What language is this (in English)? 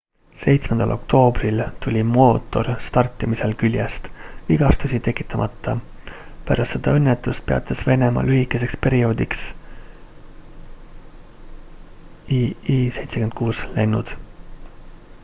Estonian